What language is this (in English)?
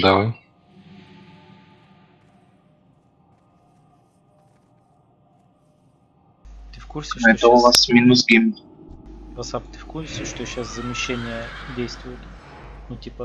Russian